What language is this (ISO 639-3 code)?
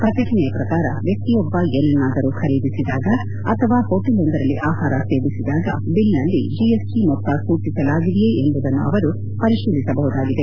kan